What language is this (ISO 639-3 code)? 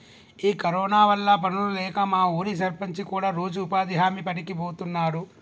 tel